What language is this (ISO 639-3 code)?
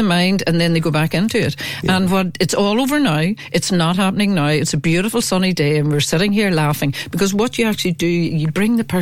eng